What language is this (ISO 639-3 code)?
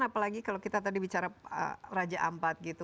ind